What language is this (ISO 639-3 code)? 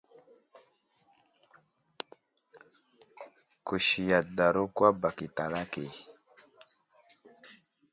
udl